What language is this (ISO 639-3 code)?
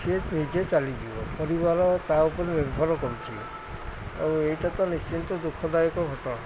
ori